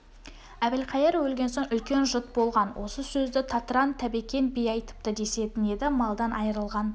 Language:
Kazakh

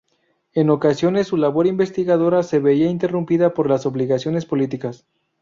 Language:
Spanish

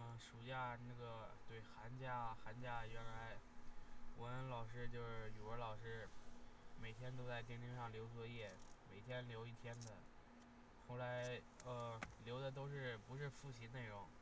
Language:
Chinese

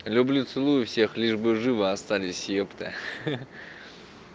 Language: Russian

